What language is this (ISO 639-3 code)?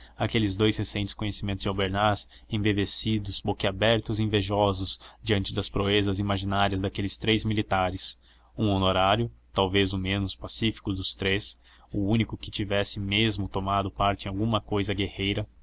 por